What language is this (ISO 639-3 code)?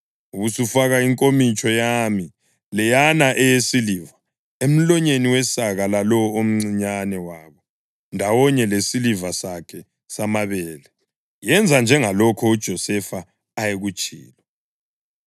nde